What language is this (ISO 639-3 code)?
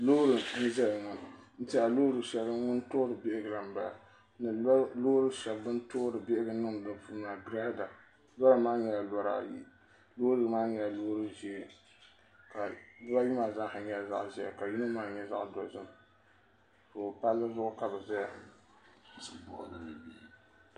dag